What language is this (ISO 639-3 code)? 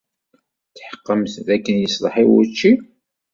kab